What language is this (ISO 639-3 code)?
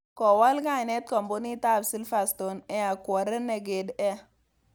kln